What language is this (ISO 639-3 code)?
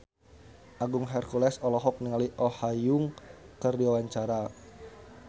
sun